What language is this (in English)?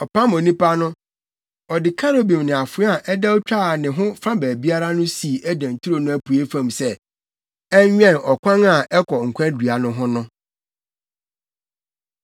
Akan